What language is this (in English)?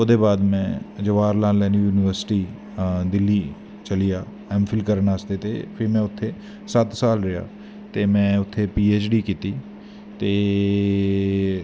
Dogri